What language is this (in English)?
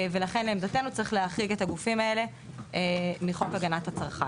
Hebrew